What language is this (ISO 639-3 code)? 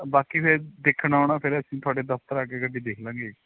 pan